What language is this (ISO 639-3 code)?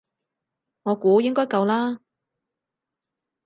yue